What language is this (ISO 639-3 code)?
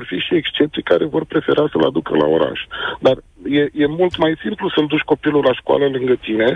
ron